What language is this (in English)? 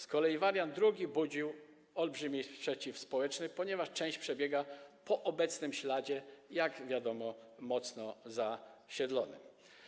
Polish